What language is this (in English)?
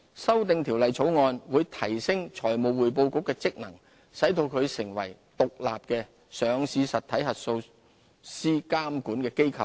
Cantonese